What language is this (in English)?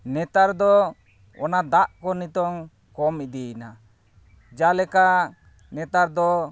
Santali